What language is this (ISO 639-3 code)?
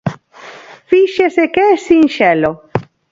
glg